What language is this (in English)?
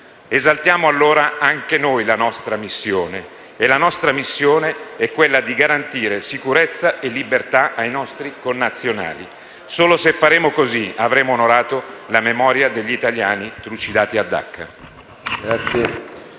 Italian